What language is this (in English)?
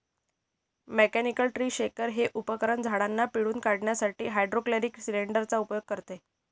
Marathi